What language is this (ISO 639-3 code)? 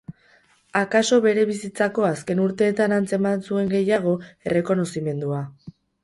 eus